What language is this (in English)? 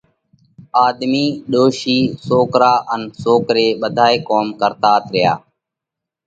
Parkari Koli